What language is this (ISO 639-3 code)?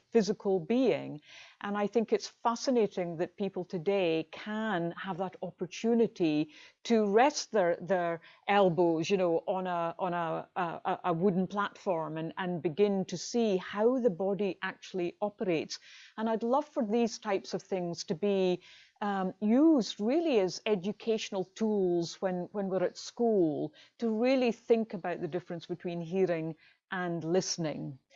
eng